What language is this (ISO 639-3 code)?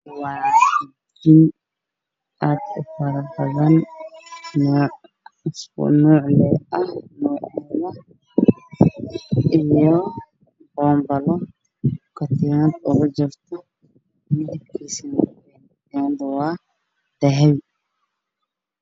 som